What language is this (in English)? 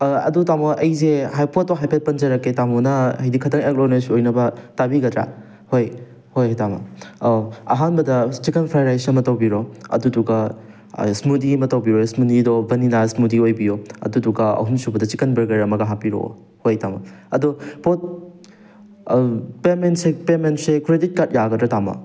Manipuri